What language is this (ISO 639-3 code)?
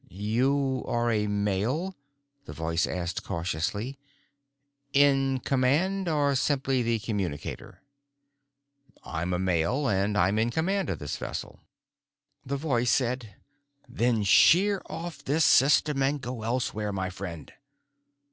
eng